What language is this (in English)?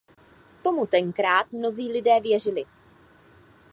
Czech